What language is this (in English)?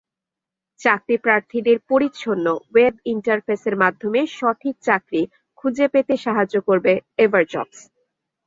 Bangla